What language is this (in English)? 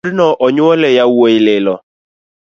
Luo (Kenya and Tanzania)